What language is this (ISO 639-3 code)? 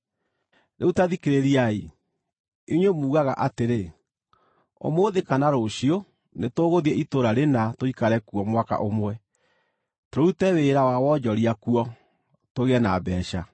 kik